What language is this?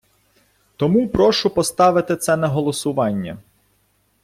Ukrainian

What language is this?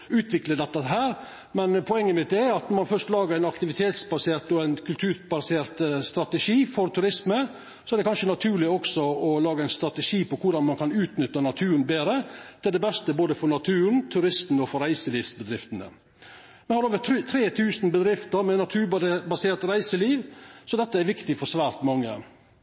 Norwegian Nynorsk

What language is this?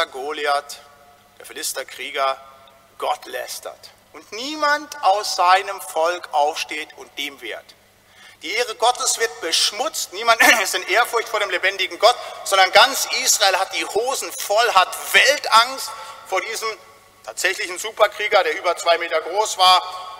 German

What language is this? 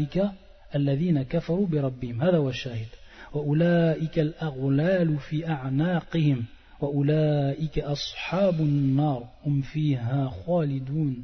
French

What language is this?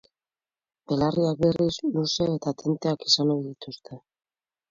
Basque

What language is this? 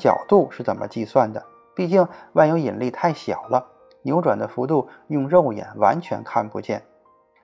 Chinese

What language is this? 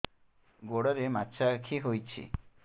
Odia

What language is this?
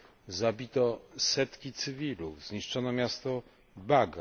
Polish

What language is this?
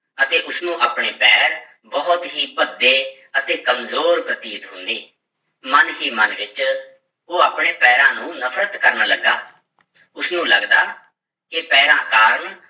Punjabi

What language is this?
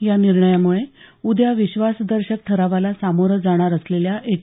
Marathi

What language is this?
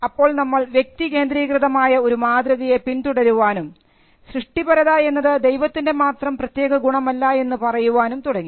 Malayalam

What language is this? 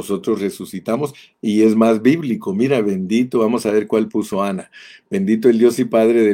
Spanish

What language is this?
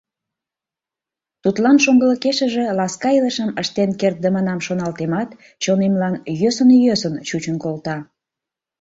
Mari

